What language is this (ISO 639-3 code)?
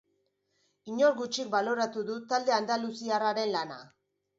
eus